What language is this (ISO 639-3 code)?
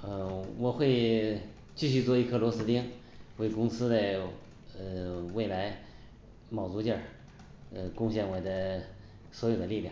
zho